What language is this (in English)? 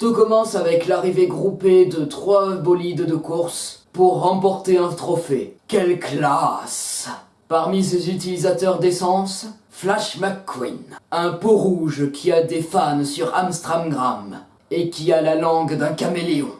French